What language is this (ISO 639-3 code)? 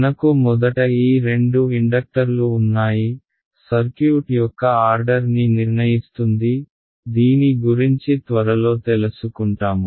tel